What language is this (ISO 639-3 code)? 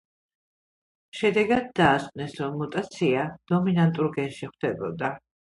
kat